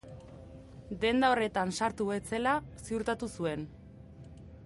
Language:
Basque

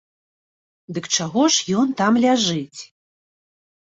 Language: Belarusian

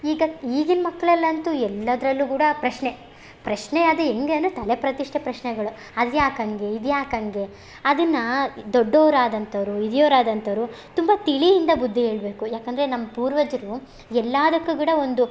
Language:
Kannada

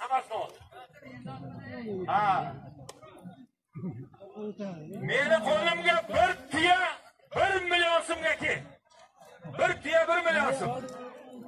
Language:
Turkish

